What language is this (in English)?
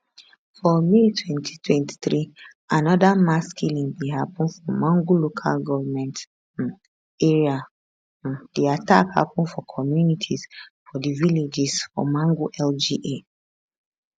Nigerian Pidgin